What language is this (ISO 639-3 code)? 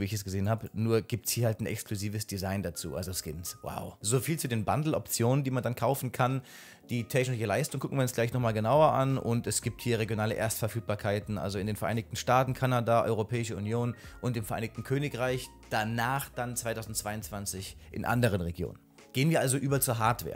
deu